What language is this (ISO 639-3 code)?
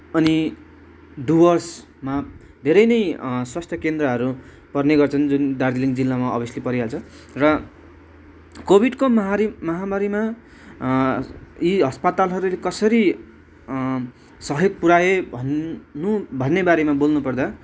nep